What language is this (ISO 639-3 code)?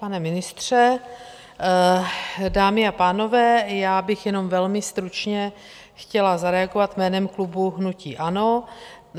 ces